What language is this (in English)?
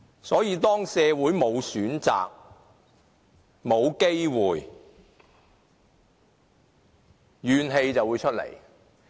Cantonese